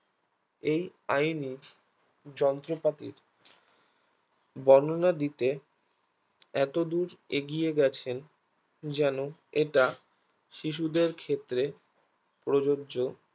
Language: Bangla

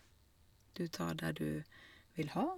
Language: Norwegian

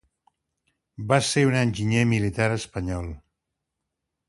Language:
Catalan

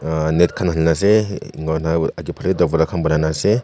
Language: Naga Pidgin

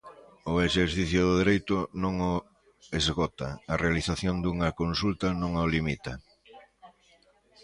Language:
Galician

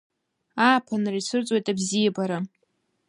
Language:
Abkhazian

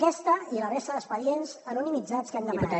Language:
Catalan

